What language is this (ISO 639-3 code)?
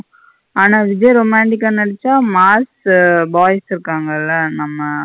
tam